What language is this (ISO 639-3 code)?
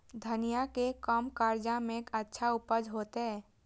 mai